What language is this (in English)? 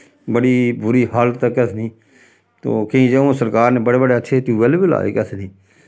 Dogri